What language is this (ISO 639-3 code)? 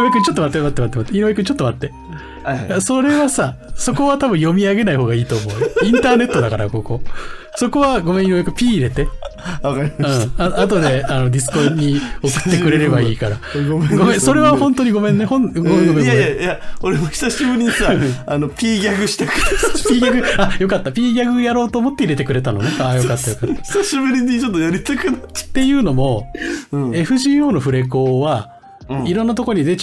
jpn